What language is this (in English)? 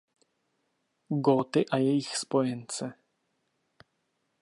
Czech